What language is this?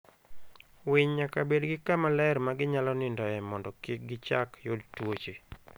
Luo (Kenya and Tanzania)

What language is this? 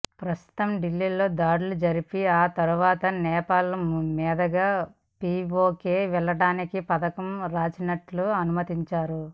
Telugu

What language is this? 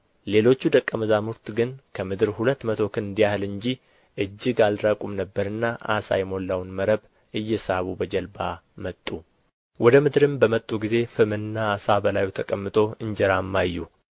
Amharic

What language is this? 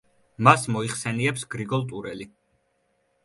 Georgian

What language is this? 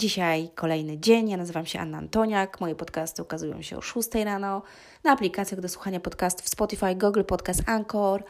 Polish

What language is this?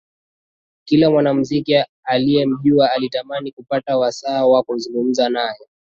Swahili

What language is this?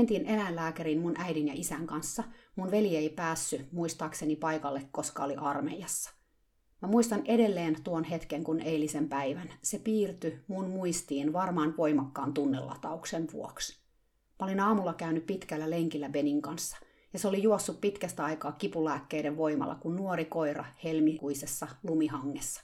Finnish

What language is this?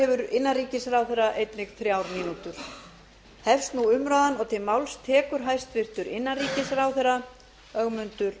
Icelandic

